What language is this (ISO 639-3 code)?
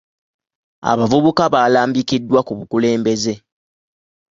lug